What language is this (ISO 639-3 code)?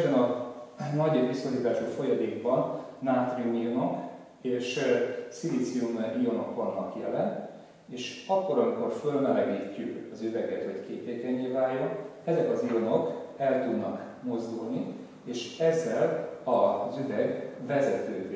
hun